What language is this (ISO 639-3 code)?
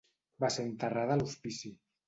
cat